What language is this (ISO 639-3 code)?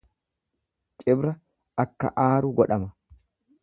orm